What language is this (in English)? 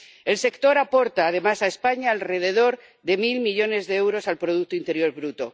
Spanish